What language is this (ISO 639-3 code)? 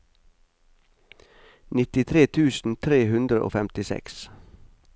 nor